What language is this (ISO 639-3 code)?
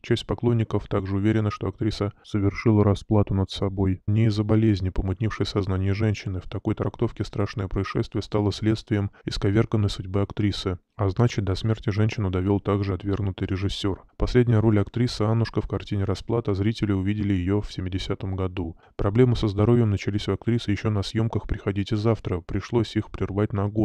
rus